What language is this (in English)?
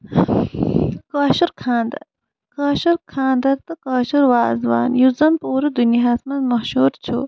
Kashmiri